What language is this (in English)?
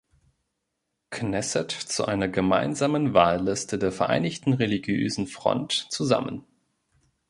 German